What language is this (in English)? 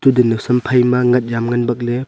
Wancho Naga